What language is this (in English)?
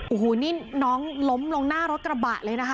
Thai